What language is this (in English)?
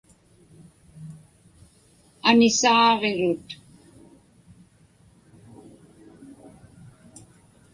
Inupiaq